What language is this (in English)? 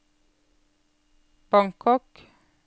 Norwegian